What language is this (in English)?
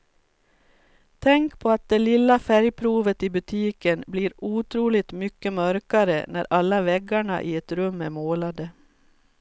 Swedish